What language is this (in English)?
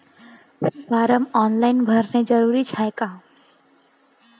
Marathi